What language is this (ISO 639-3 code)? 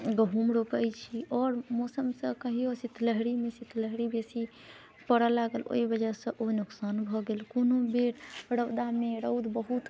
mai